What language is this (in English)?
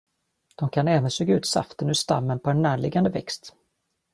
Swedish